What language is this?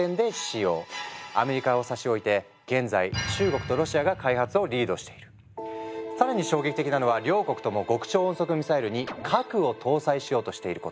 Japanese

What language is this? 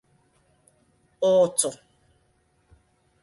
Igbo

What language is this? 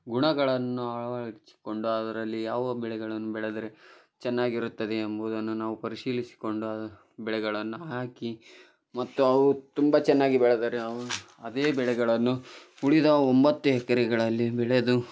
Kannada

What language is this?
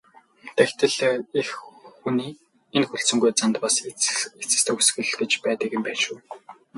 Mongolian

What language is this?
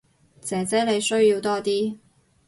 Cantonese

